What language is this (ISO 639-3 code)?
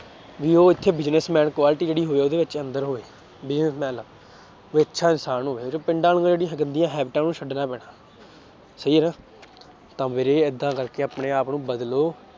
pan